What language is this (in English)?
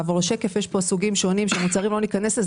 Hebrew